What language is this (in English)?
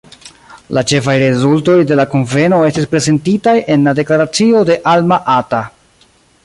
Esperanto